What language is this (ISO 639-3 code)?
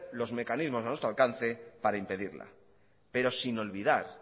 spa